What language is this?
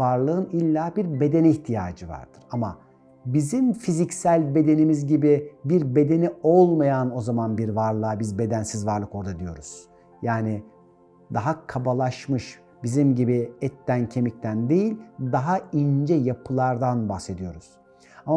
Turkish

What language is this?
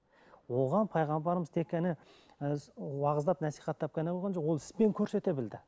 Kazakh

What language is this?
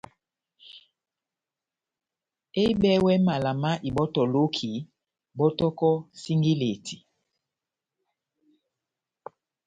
Batanga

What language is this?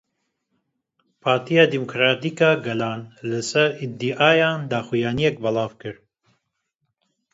Kurdish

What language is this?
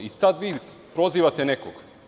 Serbian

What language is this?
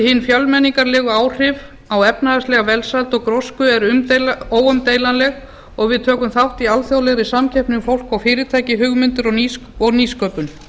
Icelandic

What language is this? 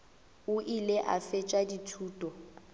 Northern Sotho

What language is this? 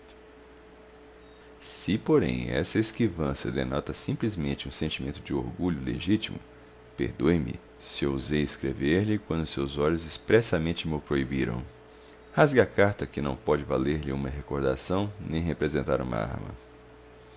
Portuguese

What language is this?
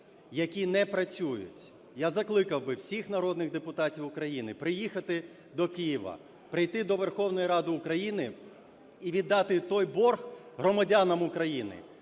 Ukrainian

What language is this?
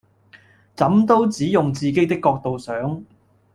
Cantonese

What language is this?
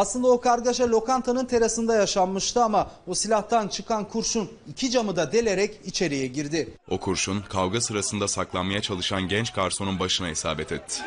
Turkish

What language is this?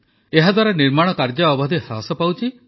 Odia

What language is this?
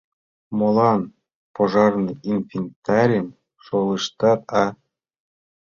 Mari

